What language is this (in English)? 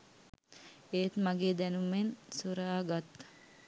Sinhala